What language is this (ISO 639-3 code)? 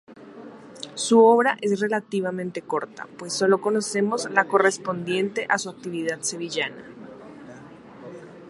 spa